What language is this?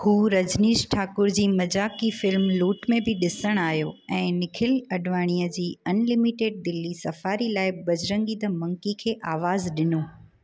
Sindhi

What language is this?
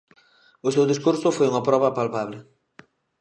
Galician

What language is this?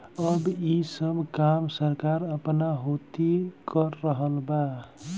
Bhojpuri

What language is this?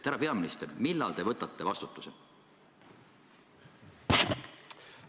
Estonian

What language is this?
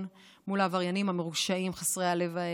Hebrew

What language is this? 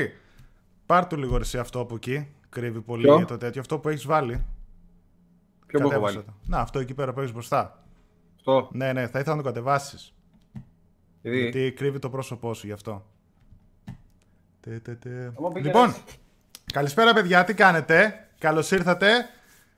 Greek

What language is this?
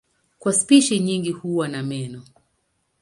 Swahili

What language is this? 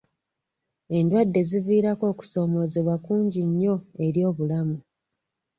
Ganda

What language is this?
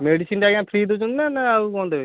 Odia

